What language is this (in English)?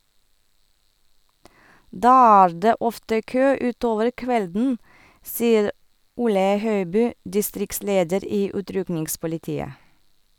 Norwegian